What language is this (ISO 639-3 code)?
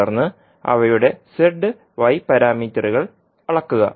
mal